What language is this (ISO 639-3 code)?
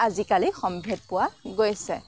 asm